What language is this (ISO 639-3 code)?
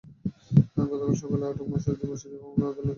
ben